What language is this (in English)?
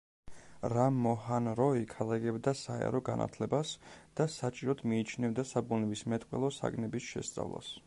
Georgian